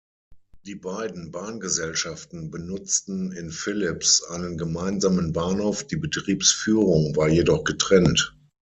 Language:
German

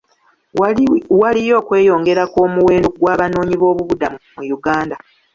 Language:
Ganda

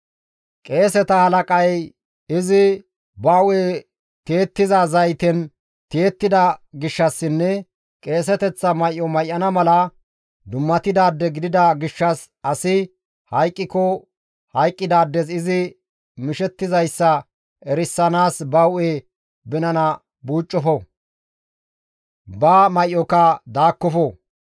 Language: Gamo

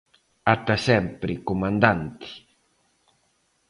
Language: Galician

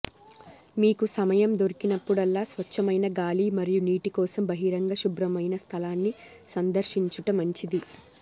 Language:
Telugu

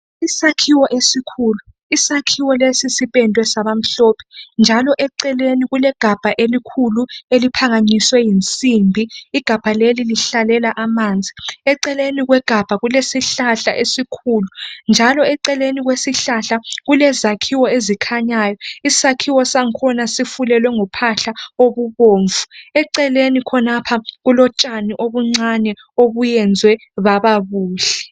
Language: North Ndebele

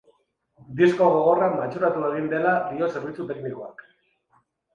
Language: Basque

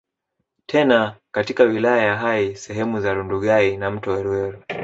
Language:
Swahili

